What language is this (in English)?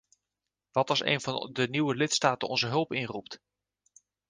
Dutch